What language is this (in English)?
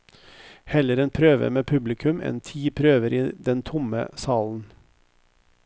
Norwegian